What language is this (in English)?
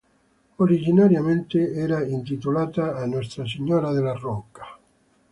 Italian